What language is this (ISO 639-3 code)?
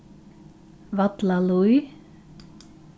fao